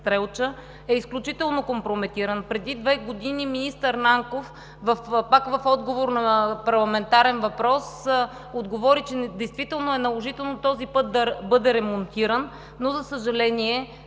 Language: Bulgarian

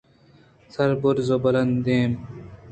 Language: Eastern Balochi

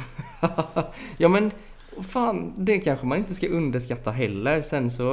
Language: Swedish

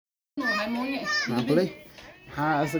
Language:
Somali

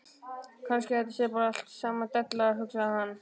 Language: Icelandic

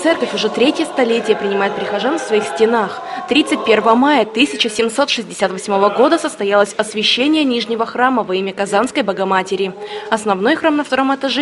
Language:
Russian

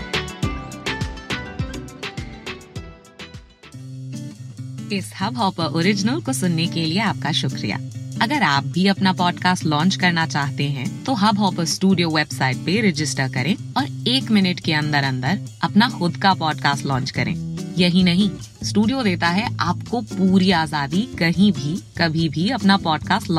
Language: Hindi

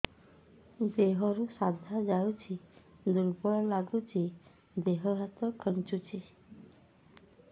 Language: Odia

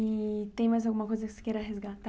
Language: Portuguese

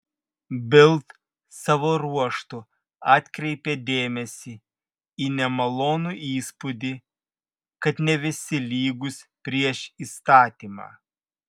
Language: Lithuanian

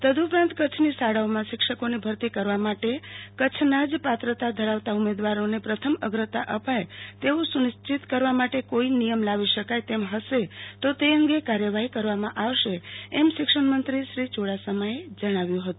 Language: Gujarati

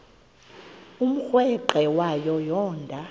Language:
Xhosa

